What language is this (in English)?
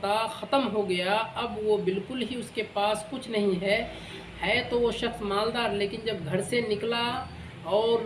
Urdu